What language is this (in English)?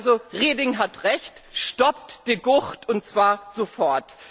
German